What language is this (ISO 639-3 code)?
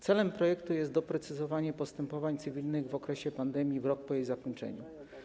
pol